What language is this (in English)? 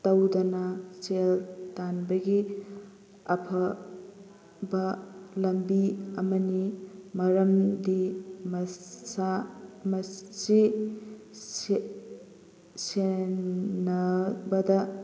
Manipuri